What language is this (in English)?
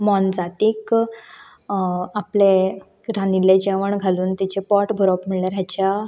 Konkani